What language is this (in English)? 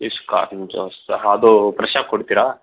Kannada